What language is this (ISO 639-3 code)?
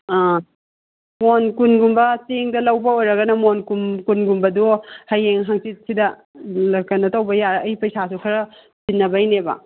mni